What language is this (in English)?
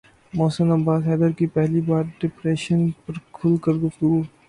Urdu